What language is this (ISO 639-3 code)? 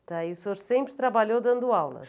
por